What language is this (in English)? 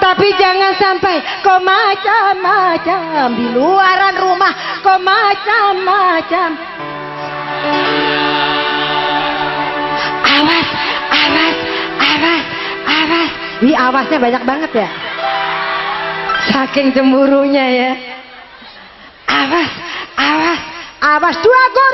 Indonesian